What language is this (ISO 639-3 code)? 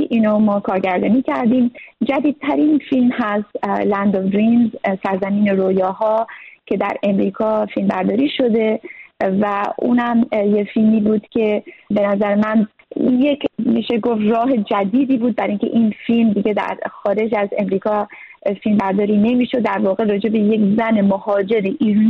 fas